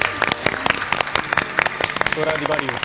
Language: Japanese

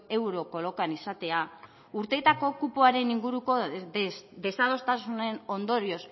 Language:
Basque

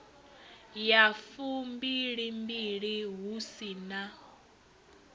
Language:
Venda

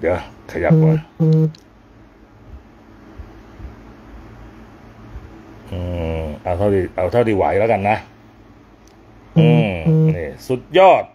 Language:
Thai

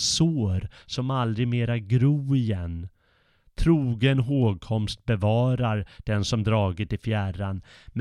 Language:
Swedish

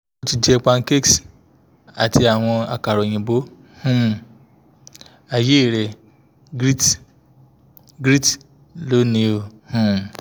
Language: Yoruba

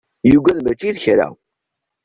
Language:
Kabyle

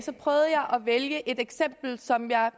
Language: Danish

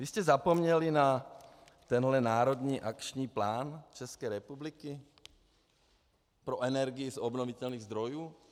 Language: Czech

